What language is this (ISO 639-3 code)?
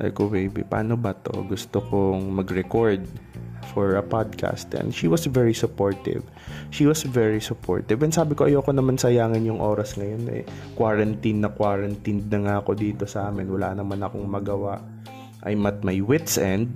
fil